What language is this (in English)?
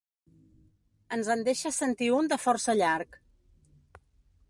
Catalan